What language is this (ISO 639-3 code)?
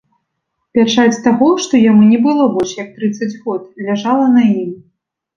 bel